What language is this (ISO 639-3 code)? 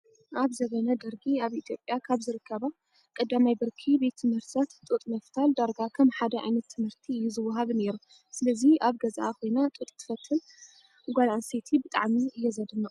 tir